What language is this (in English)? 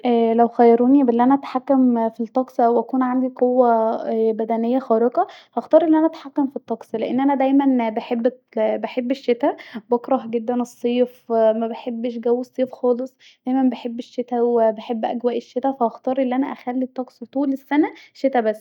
Egyptian Arabic